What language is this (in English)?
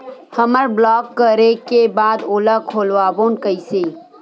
Chhattisgarhi